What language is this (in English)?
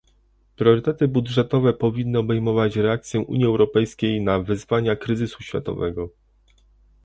Polish